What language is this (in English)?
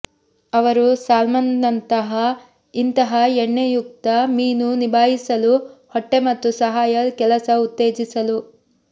Kannada